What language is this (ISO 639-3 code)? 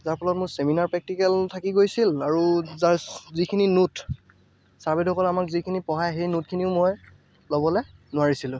asm